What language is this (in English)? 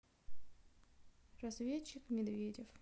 Russian